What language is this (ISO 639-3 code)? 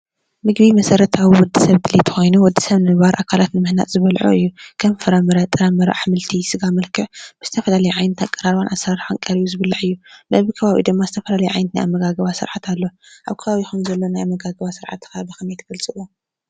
tir